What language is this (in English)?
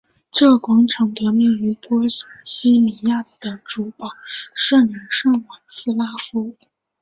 Chinese